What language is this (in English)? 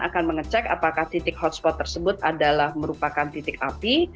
Indonesian